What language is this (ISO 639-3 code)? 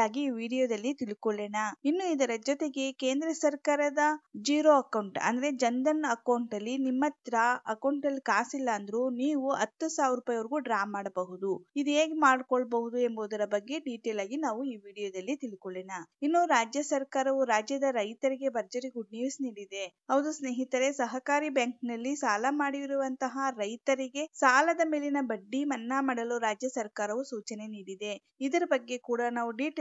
kan